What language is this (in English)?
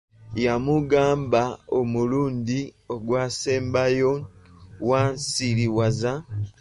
Ganda